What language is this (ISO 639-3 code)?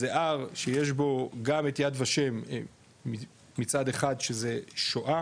heb